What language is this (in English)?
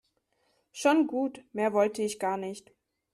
German